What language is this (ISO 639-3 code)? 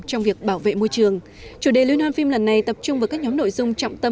vie